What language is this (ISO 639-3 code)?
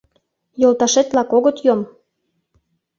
chm